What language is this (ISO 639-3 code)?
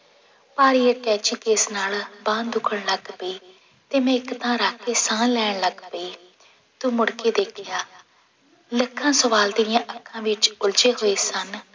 pan